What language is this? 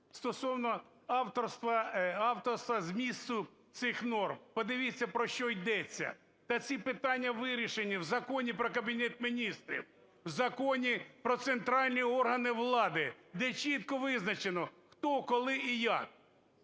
Ukrainian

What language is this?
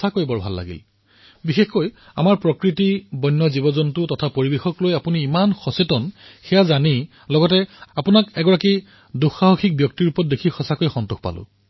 Assamese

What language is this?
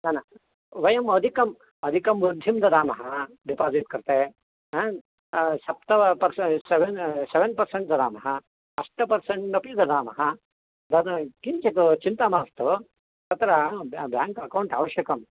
Sanskrit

